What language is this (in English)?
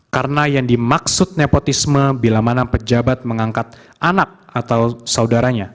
Indonesian